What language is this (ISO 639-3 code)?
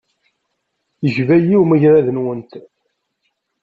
kab